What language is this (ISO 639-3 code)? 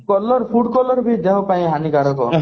ori